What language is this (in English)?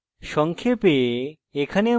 Bangla